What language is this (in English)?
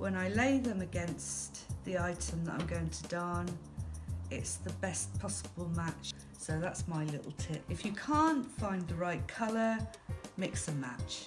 English